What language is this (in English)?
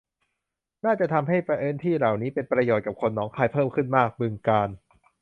Thai